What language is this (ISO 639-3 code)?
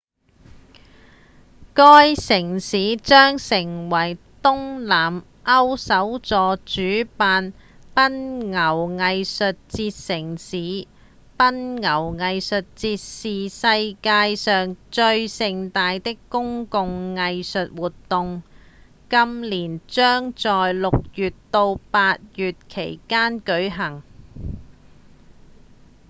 yue